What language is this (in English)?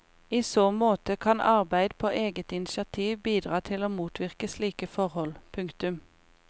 Norwegian